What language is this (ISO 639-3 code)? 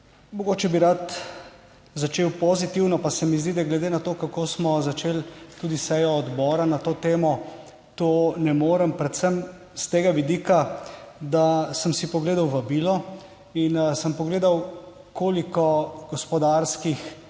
slv